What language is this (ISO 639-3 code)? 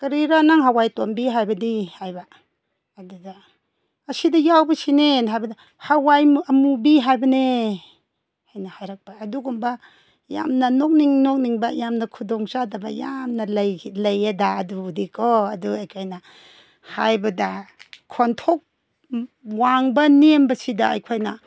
mni